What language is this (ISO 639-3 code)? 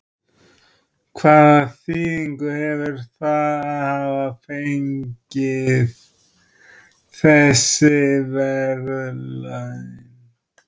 isl